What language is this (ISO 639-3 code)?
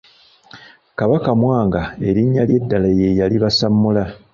lug